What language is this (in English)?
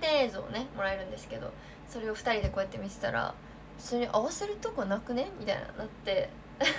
Japanese